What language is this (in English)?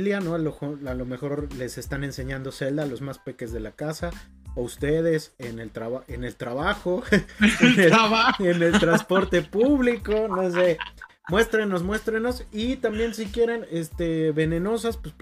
Spanish